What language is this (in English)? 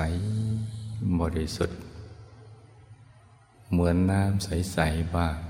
Thai